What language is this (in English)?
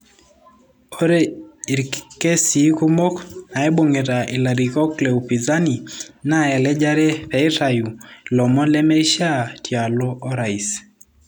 Masai